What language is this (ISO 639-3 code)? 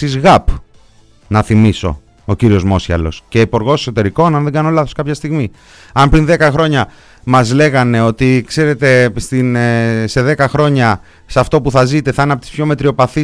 ell